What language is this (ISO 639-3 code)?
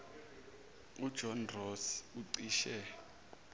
zul